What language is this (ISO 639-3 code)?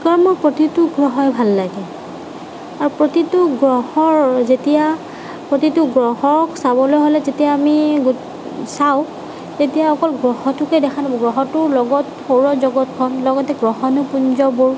asm